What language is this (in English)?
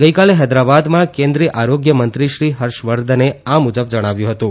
Gujarati